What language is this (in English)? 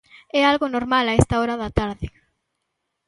Galician